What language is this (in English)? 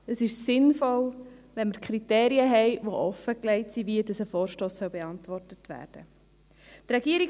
Swiss German